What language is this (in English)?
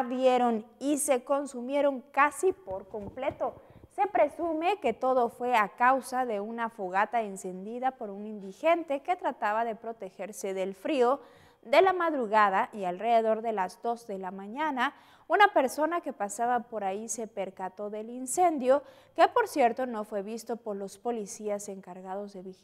Spanish